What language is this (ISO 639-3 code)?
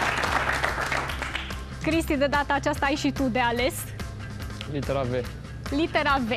ron